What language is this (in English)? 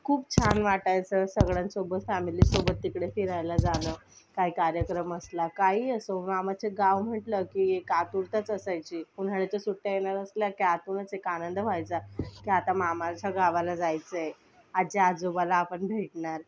Marathi